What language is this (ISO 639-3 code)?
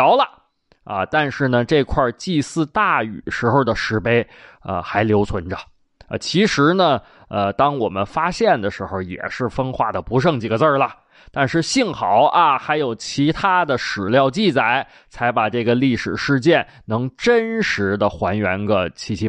zho